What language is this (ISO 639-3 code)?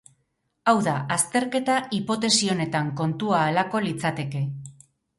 eus